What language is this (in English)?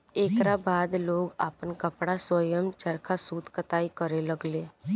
Bhojpuri